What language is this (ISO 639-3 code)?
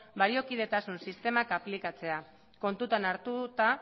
eus